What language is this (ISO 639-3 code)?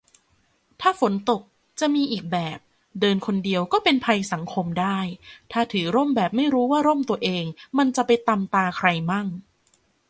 tha